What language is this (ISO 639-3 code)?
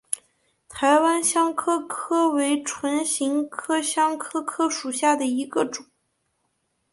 zho